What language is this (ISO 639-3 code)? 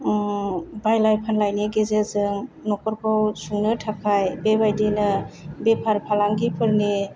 brx